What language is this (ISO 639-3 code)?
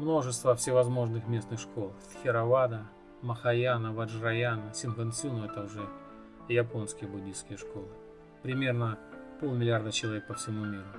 rus